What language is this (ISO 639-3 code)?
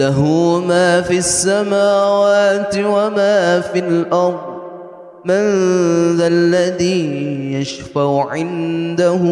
ara